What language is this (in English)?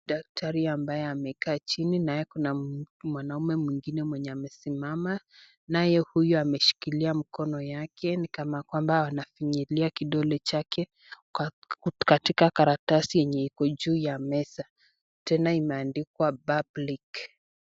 Swahili